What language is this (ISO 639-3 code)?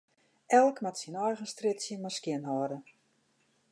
fry